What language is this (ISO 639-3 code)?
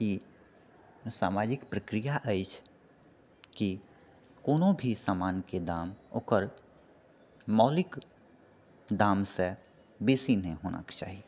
mai